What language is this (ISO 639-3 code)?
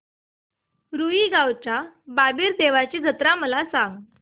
mar